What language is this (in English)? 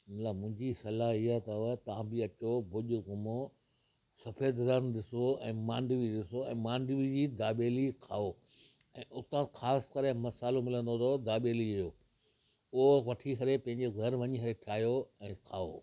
Sindhi